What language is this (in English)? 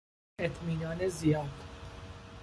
Persian